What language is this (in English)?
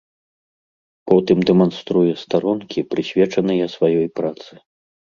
Belarusian